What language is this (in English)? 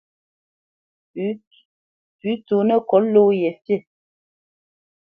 Bamenyam